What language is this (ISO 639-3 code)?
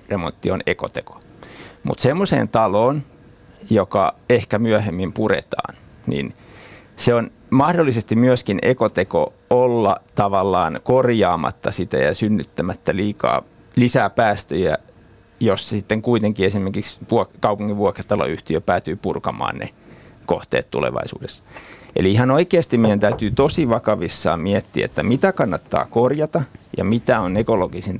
fin